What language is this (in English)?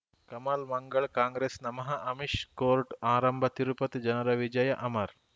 Kannada